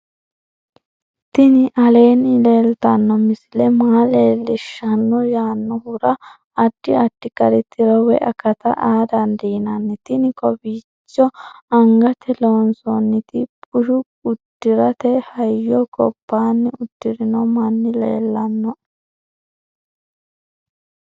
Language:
Sidamo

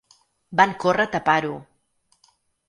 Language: Catalan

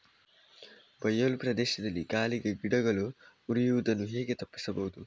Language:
Kannada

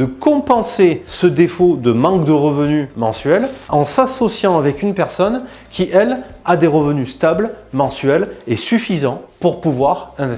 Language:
French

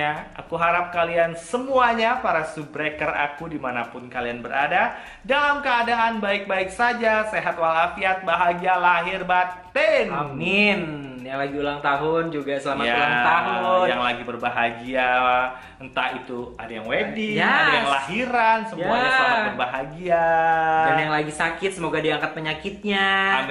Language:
Indonesian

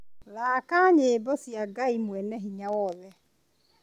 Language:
Kikuyu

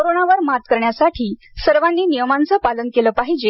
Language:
Marathi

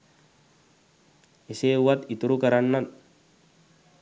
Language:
Sinhala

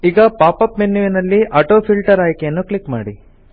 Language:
Kannada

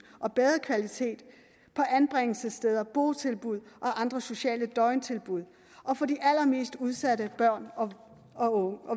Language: Danish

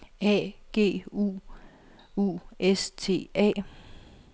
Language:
Danish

